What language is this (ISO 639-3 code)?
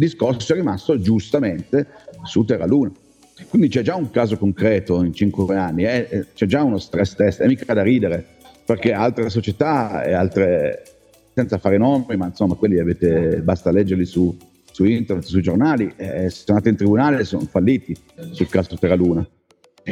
ita